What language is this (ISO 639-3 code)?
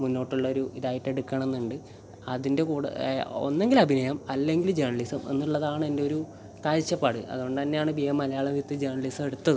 mal